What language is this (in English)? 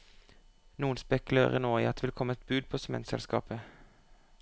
Norwegian